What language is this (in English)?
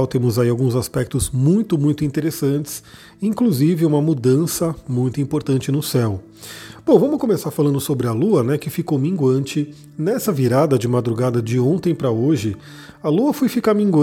Portuguese